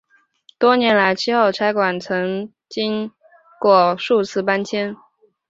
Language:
Chinese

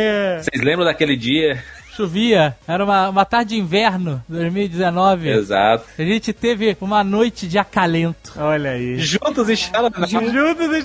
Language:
Portuguese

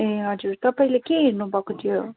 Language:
Nepali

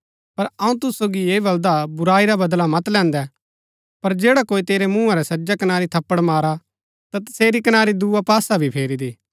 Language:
Gaddi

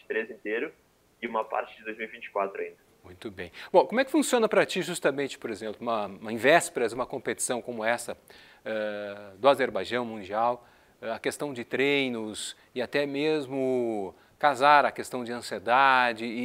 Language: Portuguese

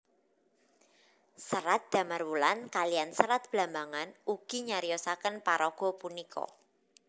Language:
Javanese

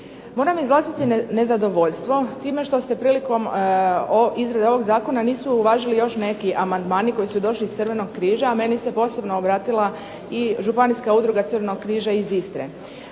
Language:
Croatian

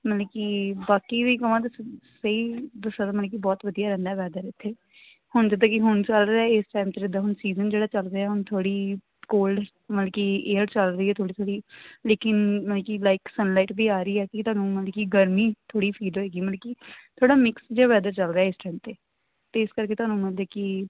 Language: Punjabi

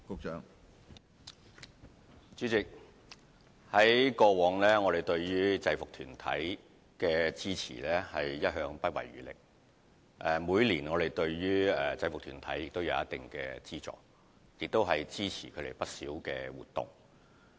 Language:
Cantonese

